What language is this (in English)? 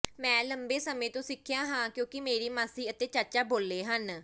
Punjabi